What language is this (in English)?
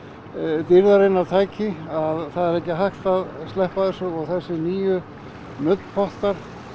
Icelandic